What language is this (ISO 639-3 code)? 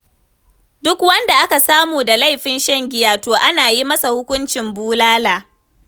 hau